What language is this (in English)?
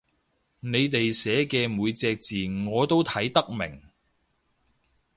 Cantonese